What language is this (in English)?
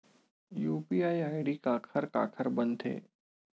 Chhattisgarhi